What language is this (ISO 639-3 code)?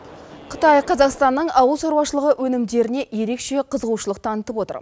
kaz